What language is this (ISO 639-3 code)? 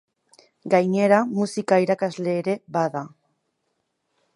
eus